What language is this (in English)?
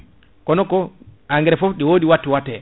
Fula